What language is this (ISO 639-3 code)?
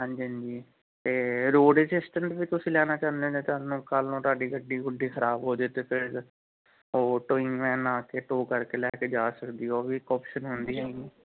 pan